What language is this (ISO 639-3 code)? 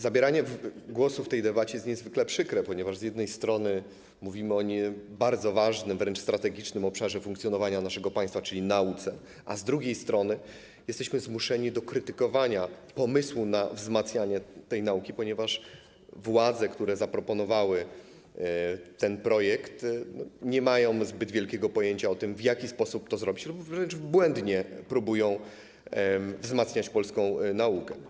pol